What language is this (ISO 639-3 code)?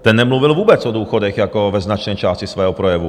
ces